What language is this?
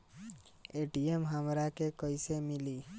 Bhojpuri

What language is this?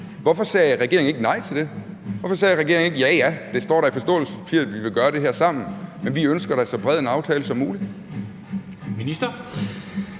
Danish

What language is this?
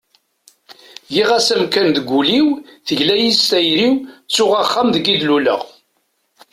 Kabyle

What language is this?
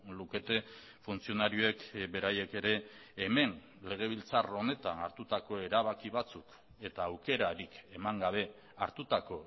Basque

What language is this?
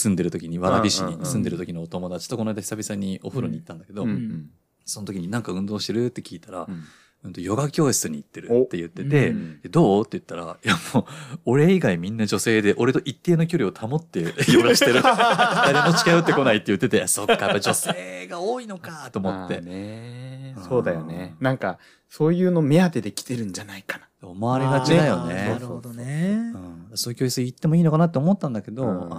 Japanese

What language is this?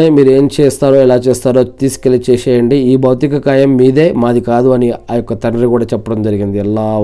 Telugu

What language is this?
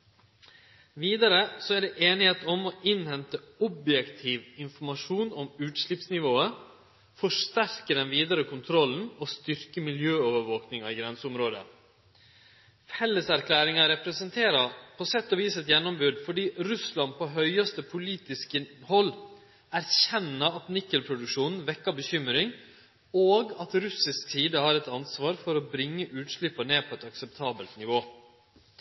Norwegian Nynorsk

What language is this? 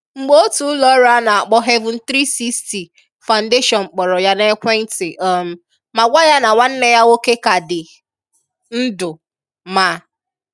Igbo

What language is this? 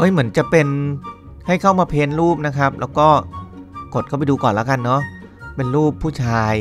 Thai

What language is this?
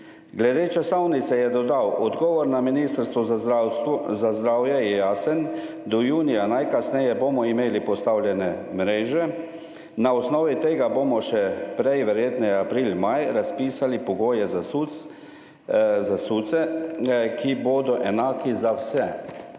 Slovenian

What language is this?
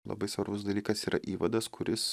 Lithuanian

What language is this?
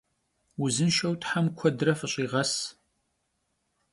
Kabardian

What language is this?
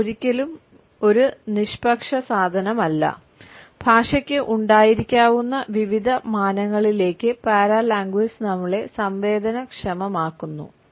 Malayalam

